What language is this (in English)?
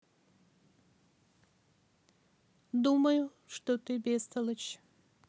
Russian